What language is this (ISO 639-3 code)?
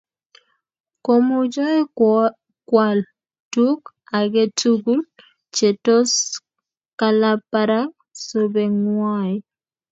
kln